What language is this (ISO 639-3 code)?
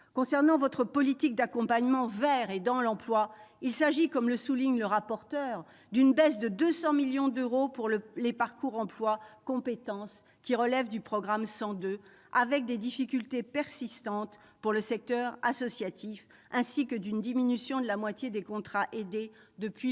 fra